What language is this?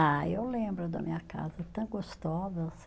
Portuguese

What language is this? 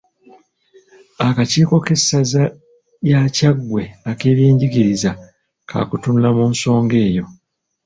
Ganda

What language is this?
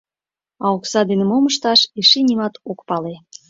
Mari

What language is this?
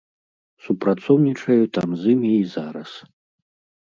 Belarusian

